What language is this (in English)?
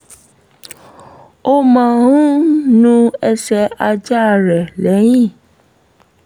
Yoruba